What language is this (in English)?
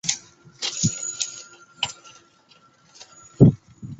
Chinese